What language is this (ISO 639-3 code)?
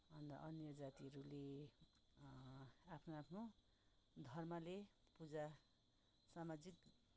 nep